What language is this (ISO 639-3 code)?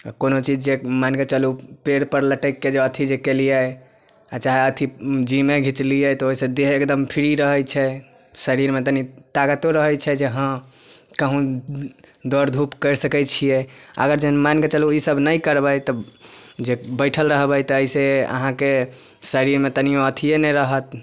mai